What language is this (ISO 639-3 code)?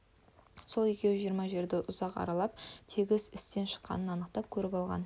kaz